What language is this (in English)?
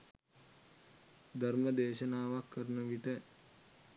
Sinhala